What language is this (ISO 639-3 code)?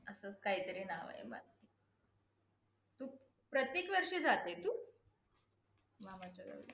mar